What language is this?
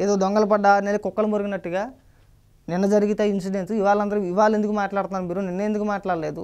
Telugu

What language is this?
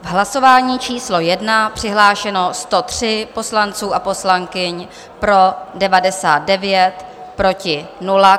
Czech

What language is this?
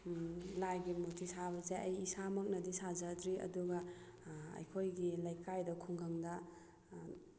Manipuri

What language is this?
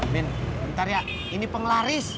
Indonesian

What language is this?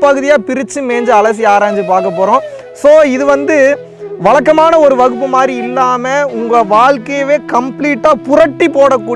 Tamil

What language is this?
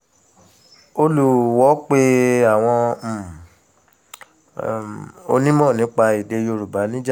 Yoruba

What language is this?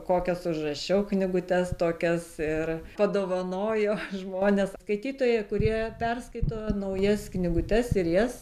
Lithuanian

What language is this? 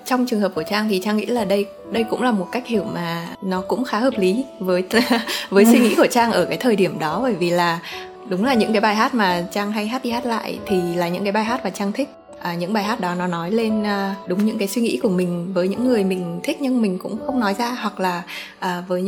Vietnamese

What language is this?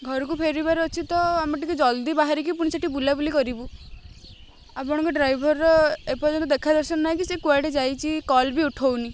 Odia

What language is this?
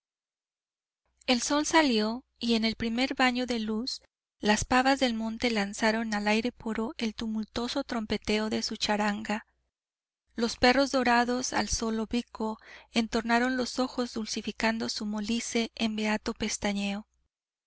Spanish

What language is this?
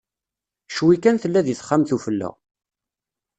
Kabyle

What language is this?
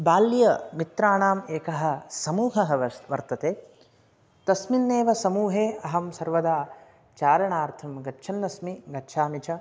Sanskrit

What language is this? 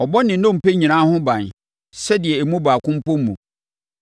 Akan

